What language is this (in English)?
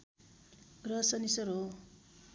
Nepali